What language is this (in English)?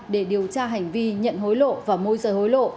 Vietnamese